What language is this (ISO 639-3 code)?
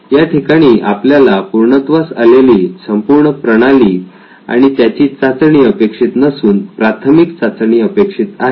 mar